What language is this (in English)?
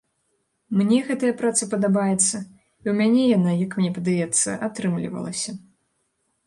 Belarusian